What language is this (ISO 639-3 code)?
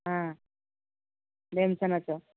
ori